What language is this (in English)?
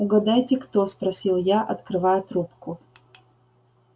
Russian